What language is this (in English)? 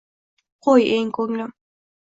Uzbek